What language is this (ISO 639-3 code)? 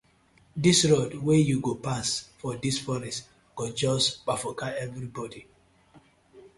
pcm